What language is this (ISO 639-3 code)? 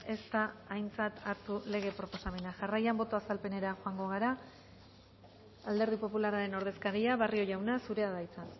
eus